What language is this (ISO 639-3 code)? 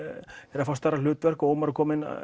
isl